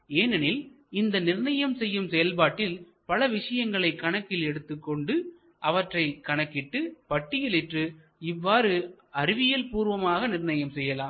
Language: Tamil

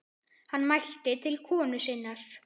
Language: Icelandic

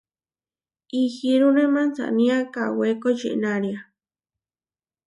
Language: Huarijio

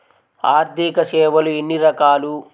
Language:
Telugu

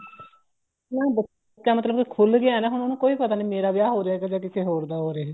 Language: Punjabi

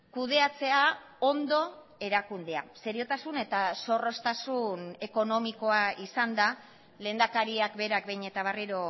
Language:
Basque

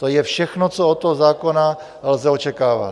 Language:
Czech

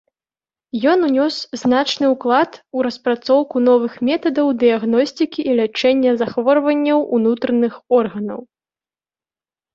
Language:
Belarusian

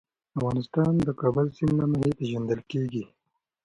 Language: Pashto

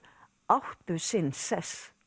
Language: Icelandic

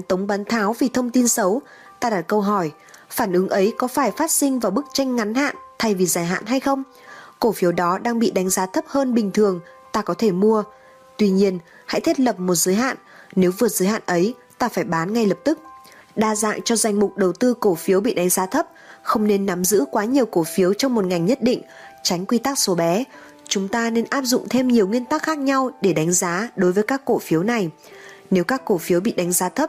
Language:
Vietnamese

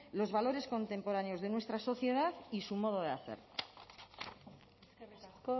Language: Spanish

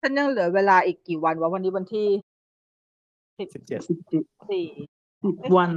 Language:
Thai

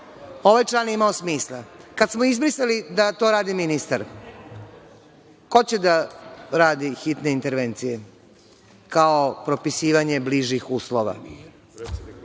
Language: Serbian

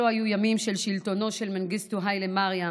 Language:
Hebrew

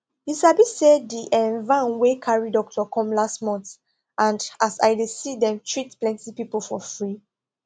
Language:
Nigerian Pidgin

